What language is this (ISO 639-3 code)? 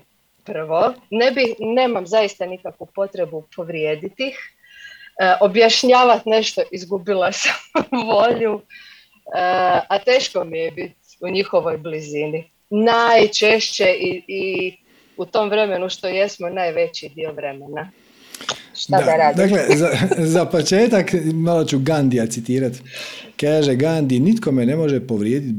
hrv